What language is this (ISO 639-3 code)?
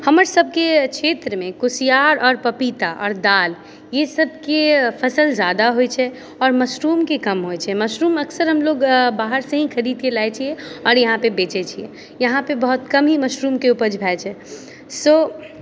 mai